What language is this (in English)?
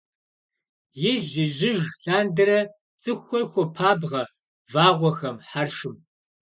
Kabardian